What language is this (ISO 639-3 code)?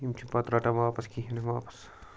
kas